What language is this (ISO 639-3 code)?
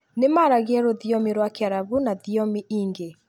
kik